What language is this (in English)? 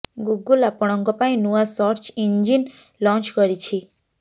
Odia